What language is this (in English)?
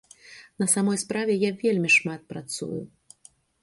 Belarusian